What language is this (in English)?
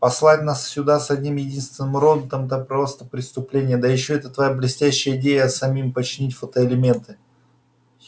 Russian